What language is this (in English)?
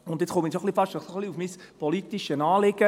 Swiss German